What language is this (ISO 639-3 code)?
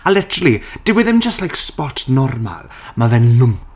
cym